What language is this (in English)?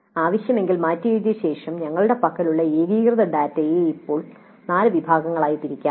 Malayalam